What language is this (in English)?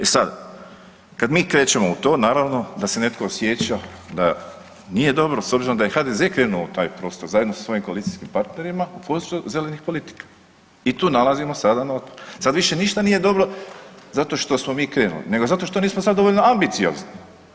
Croatian